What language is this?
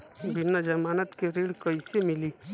Bhojpuri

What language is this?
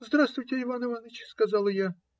Russian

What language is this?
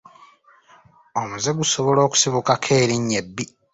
Ganda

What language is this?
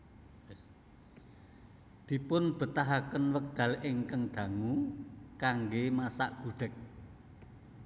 Javanese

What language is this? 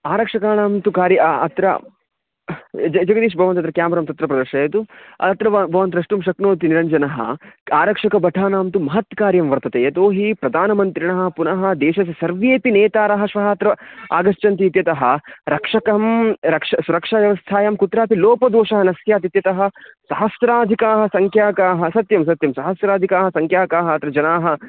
Sanskrit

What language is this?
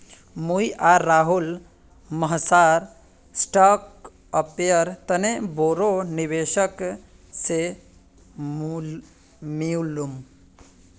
Magahi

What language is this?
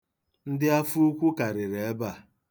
Igbo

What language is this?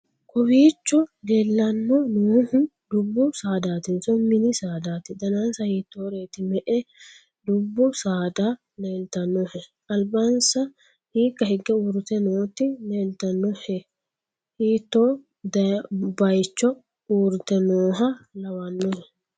Sidamo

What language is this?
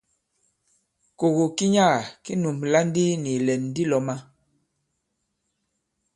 Bankon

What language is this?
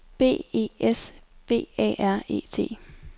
Danish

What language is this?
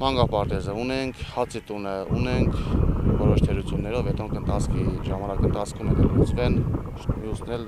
Romanian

